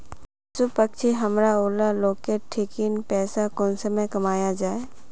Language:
Magahi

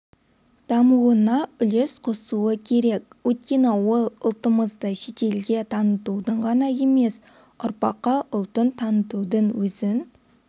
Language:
Kazakh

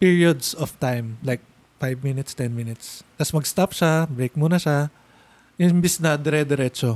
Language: Filipino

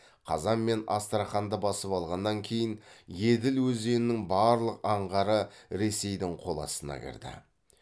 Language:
Kazakh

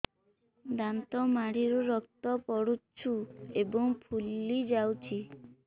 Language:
Odia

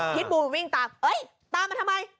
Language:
Thai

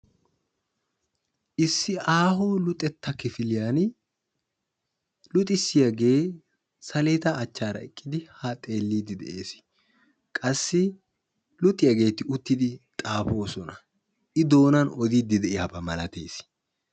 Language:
Wolaytta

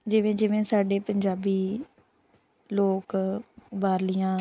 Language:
Punjabi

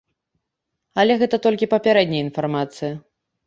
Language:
Belarusian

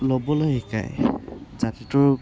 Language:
Assamese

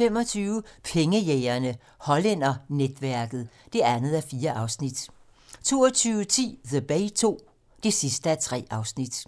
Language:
Danish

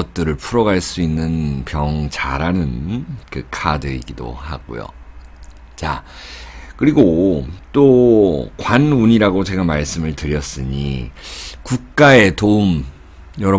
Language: Korean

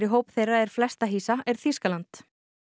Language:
Icelandic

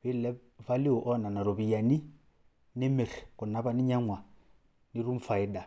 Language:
Masai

